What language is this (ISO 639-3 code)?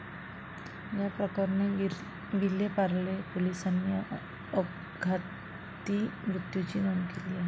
mar